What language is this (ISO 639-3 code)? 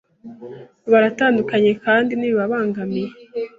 kin